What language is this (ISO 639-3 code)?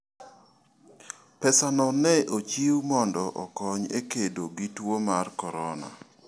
luo